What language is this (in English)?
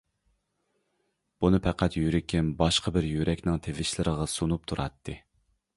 Uyghur